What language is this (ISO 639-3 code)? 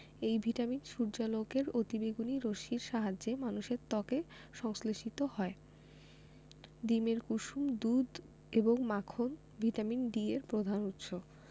ben